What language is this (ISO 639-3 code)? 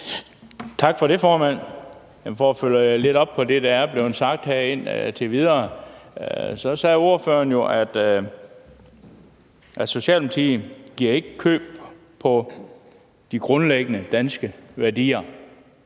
dan